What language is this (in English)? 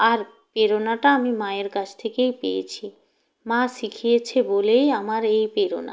Bangla